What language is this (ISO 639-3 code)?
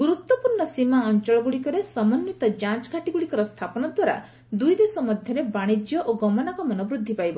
ori